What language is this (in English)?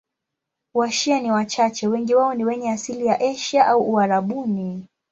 Swahili